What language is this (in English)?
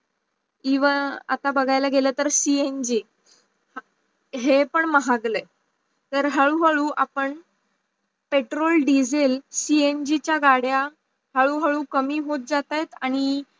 Marathi